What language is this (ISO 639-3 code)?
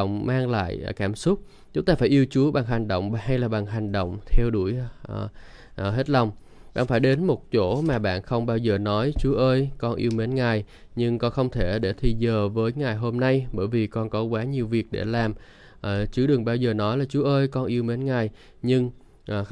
vie